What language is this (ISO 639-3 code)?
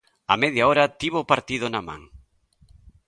glg